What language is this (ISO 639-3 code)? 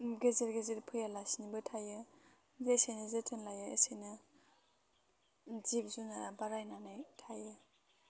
brx